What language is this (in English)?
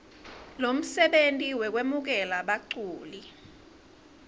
Swati